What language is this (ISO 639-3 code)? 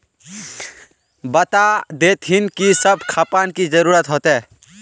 mag